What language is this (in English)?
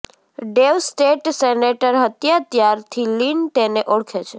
Gujarati